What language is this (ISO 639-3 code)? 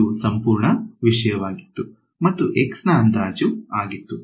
kan